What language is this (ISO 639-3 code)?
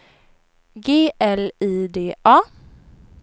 swe